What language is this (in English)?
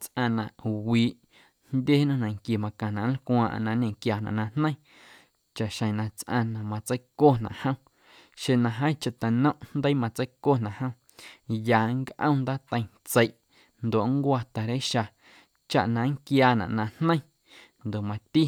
Guerrero Amuzgo